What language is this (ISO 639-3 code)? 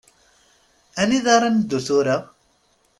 kab